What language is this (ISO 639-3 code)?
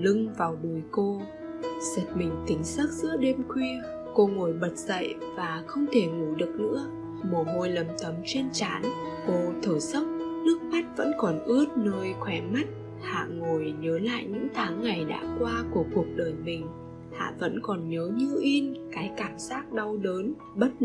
vie